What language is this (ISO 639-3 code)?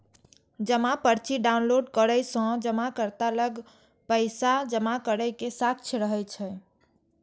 mai